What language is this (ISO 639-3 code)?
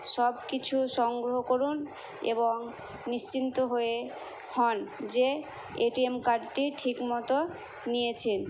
ben